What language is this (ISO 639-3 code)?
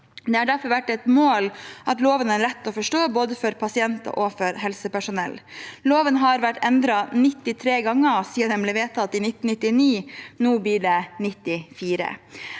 nor